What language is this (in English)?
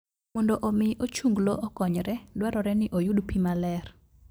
Luo (Kenya and Tanzania)